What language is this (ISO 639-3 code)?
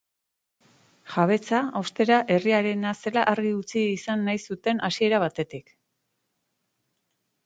eus